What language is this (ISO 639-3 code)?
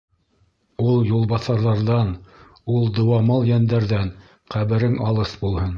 bak